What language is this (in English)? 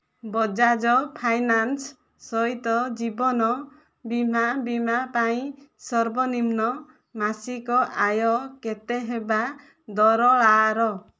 Odia